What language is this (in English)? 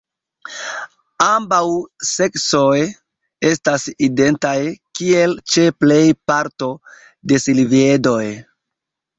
Esperanto